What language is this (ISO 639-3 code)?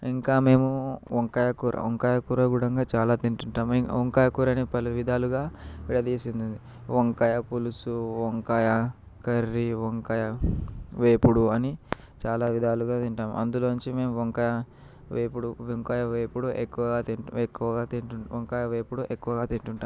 tel